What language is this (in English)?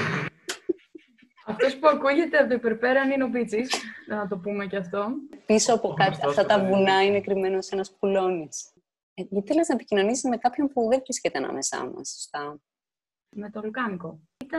Greek